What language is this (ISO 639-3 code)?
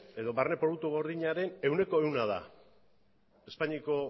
eus